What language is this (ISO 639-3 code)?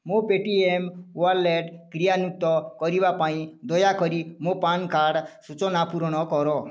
ori